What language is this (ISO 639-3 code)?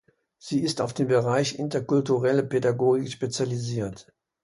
deu